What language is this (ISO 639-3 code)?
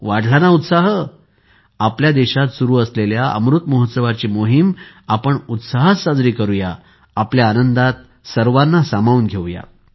mar